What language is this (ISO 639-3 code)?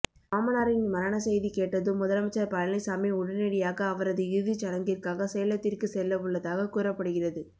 tam